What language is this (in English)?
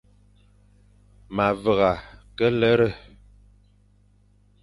Fang